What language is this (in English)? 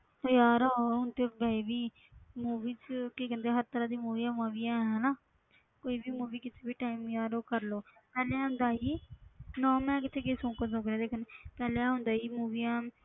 Punjabi